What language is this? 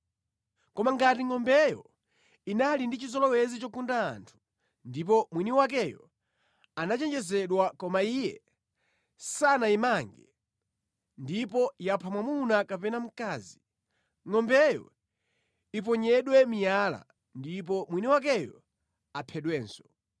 Nyanja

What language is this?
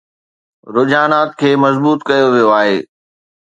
Sindhi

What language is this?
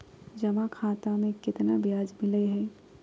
Magahi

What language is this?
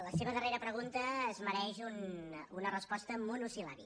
Catalan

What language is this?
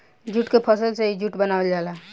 Bhojpuri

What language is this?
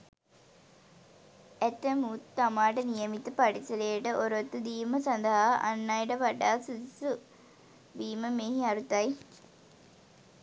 Sinhala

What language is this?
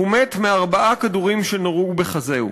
Hebrew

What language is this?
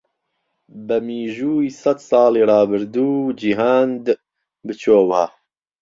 Central Kurdish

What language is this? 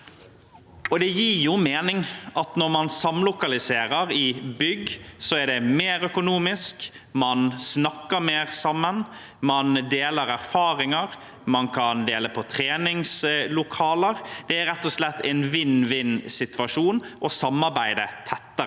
Norwegian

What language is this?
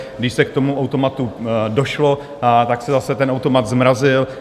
Czech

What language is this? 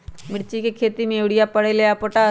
Magahi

